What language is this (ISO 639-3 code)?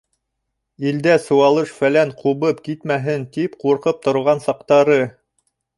bak